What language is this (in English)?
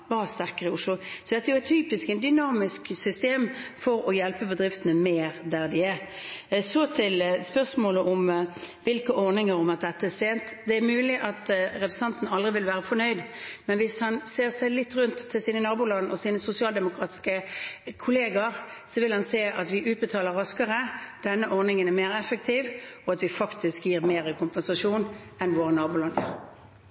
Norwegian Bokmål